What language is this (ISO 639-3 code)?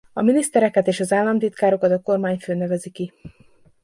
hun